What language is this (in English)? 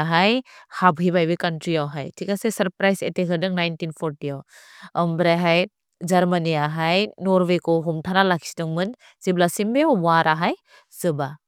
Bodo